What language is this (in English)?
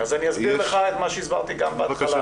Hebrew